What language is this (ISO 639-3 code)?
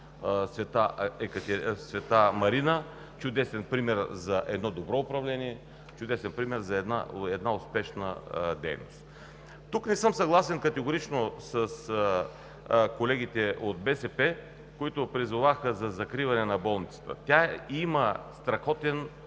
bul